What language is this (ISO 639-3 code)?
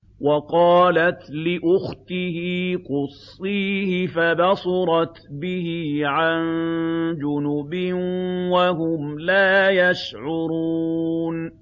ara